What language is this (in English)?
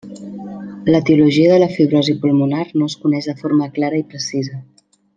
Catalan